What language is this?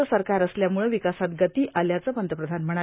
Marathi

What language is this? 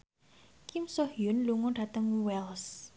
Javanese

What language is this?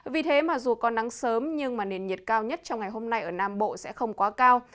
Vietnamese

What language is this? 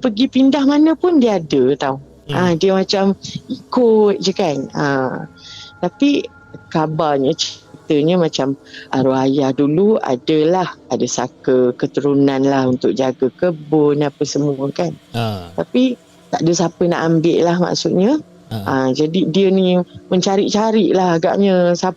Malay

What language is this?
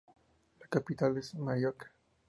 Spanish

